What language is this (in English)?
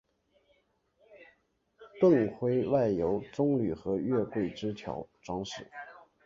Chinese